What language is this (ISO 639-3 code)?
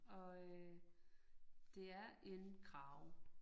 dan